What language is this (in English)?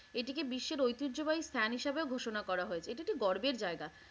Bangla